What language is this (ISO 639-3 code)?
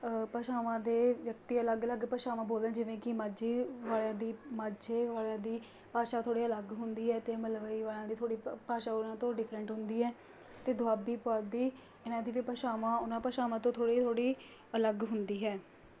pan